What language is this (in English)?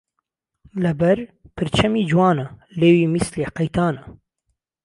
Central Kurdish